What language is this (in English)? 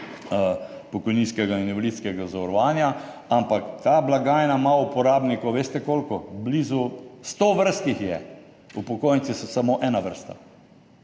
Slovenian